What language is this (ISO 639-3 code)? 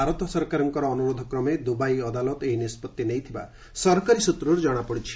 ori